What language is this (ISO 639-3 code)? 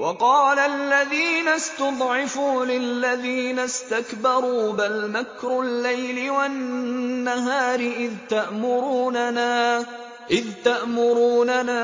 ara